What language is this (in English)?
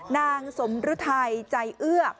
Thai